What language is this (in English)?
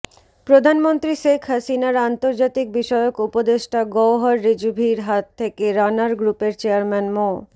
Bangla